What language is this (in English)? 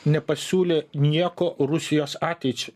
Lithuanian